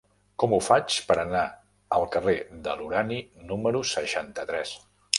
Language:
Catalan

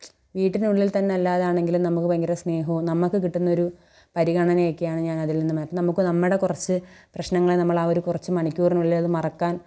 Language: Malayalam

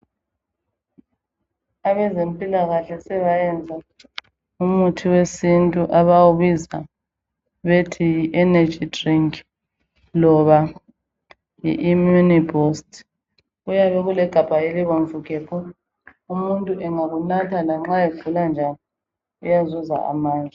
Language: North Ndebele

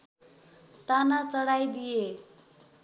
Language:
Nepali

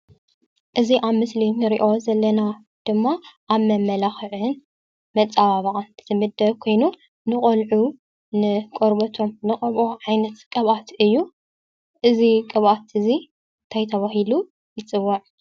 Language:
Tigrinya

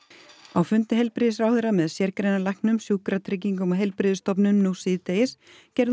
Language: Icelandic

